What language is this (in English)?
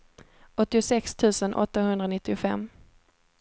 Swedish